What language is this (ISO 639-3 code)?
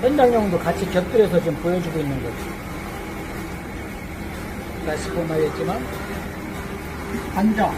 kor